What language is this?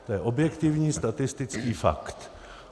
Czech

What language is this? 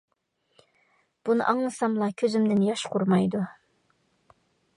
Uyghur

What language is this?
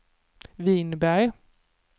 Swedish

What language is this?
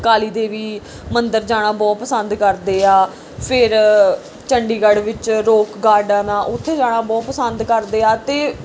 Punjabi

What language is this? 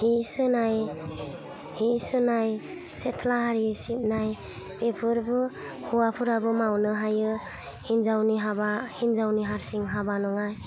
Bodo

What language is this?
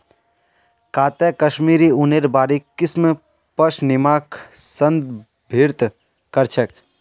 Magahi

